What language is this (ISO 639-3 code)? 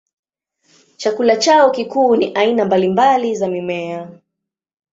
swa